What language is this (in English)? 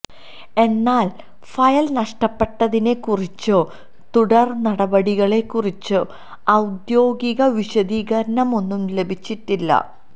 Malayalam